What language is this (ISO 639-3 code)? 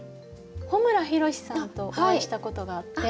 jpn